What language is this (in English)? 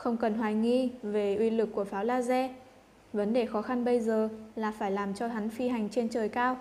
Vietnamese